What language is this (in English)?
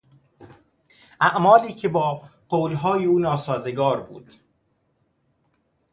Persian